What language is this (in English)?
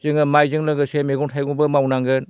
Bodo